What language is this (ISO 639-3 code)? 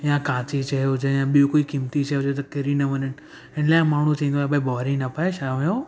snd